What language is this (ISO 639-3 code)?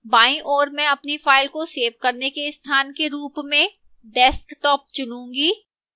hin